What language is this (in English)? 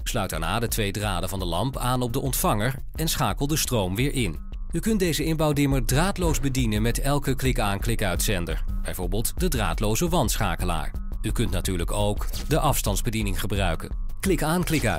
Dutch